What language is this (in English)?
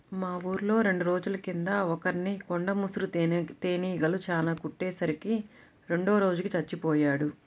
Telugu